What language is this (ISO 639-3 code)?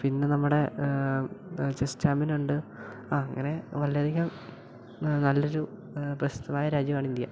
mal